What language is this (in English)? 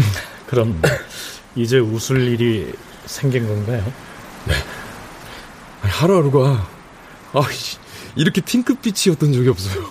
Korean